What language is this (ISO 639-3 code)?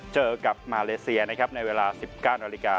tha